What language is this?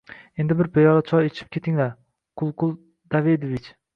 Uzbek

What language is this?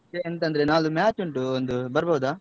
Kannada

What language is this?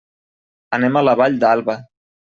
Catalan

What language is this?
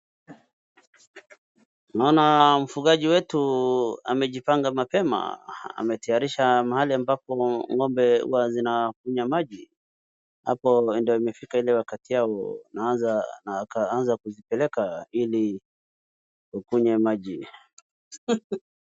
Swahili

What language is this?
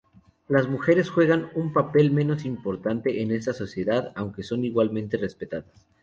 Spanish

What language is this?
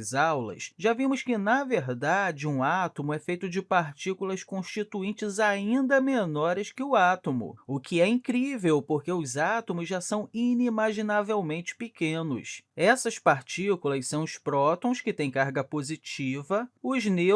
Portuguese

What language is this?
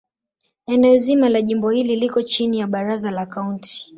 Swahili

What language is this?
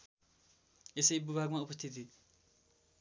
Nepali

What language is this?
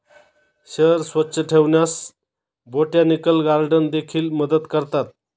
Marathi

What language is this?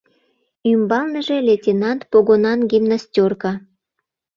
Mari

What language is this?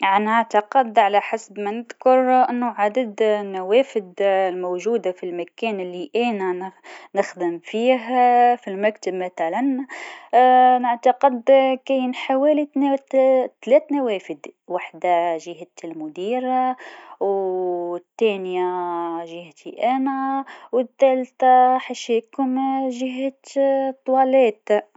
Tunisian Arabic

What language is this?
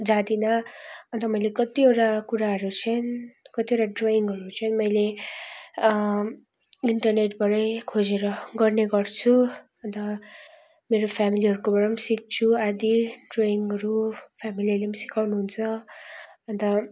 Nepali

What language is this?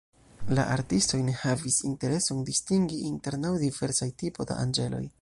Esperanto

